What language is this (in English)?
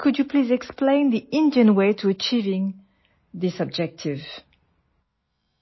Malayalam